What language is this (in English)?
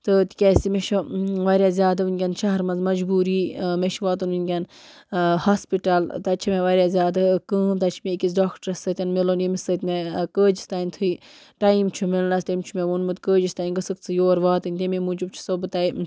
Kashmiri